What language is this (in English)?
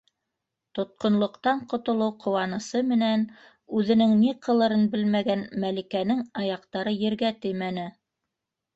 Bashkir